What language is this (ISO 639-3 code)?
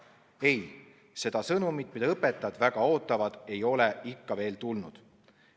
est